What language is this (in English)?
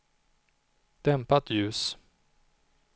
Swedish